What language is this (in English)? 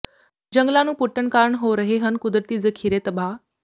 Punjabi